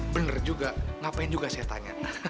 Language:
Indonesian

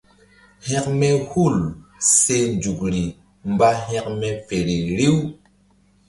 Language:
Mbum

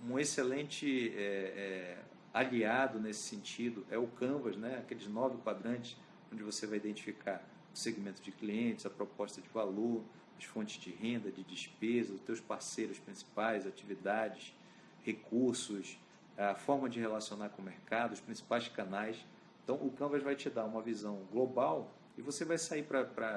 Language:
Portuguese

